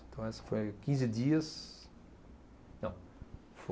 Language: Portuguese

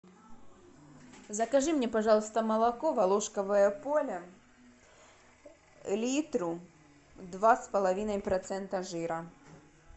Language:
Russian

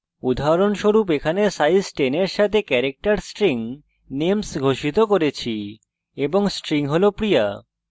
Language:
Bangla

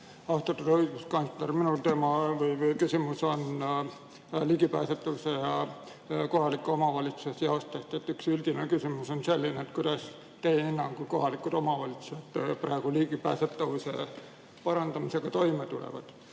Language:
Estonian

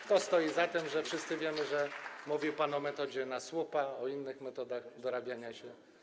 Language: Polish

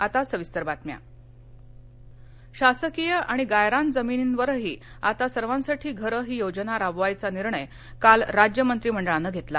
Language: Marathi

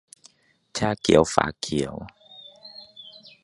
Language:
Thai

